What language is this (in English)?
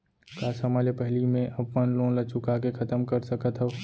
Chhattisgarhi